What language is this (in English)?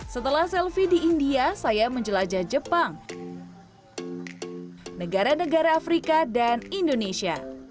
Indonesian